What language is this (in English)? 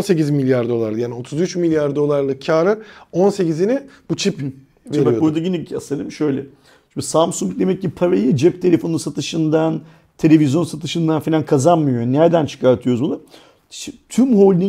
Turkish